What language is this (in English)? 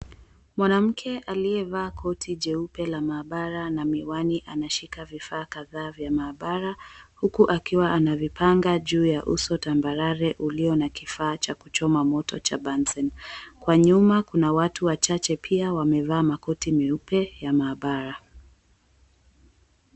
Swahili